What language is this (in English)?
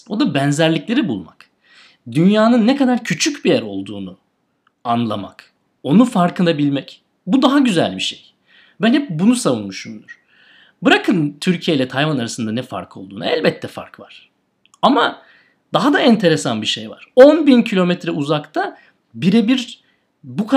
Turkish